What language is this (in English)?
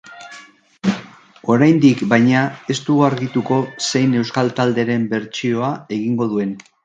Basque